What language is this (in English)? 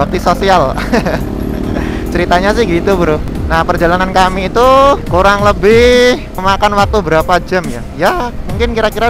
Indonesian